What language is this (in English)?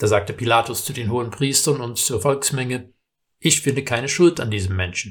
German